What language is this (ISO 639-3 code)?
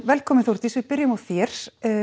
isl